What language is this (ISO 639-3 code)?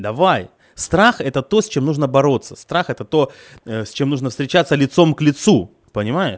rus